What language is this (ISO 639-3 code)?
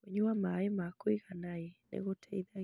kik